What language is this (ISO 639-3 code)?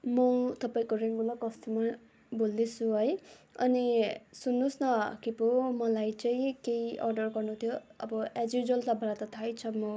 nep